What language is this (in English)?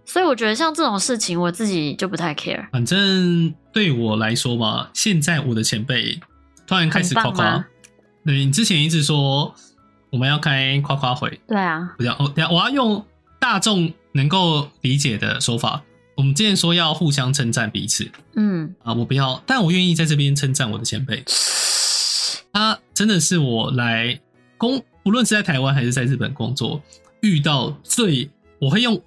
Chinese